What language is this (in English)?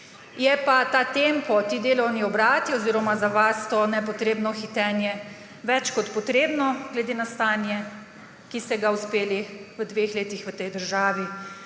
Slovenian